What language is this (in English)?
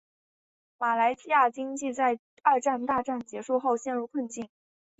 Chinese